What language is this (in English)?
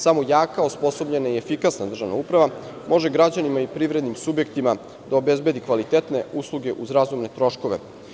Serbian